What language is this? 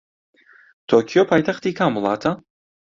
Central Kurdish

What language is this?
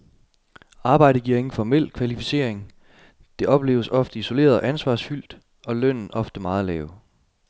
Danish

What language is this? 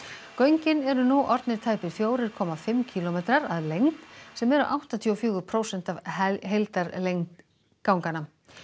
Icelandic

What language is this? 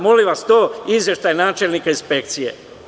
Serbian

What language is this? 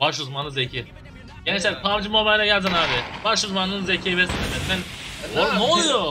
Turkish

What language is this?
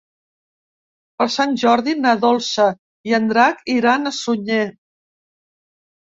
Catalan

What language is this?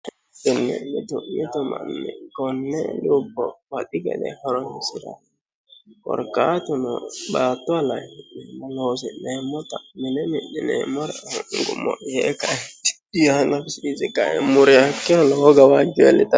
Sidamo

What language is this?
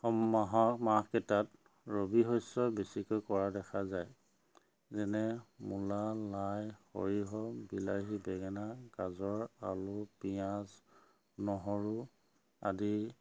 Assamese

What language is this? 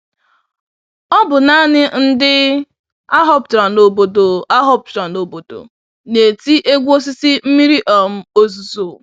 Igbo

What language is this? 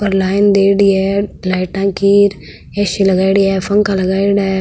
Marwari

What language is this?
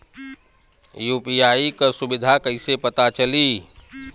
Bhojpuri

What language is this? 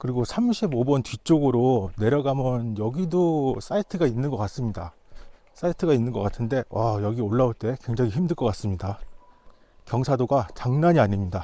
Korean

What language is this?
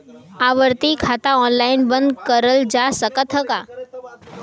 Bhojpuri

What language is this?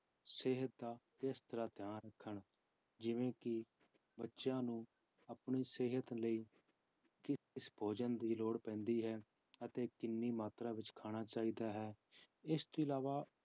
Punjabi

